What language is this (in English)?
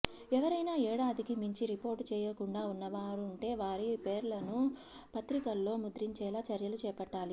Telugu